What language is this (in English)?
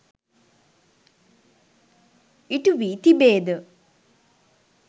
Sinhala